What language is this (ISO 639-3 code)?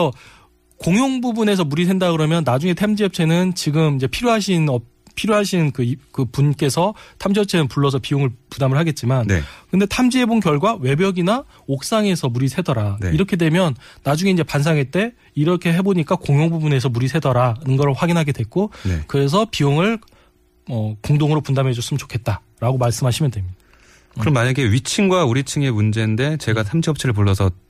kor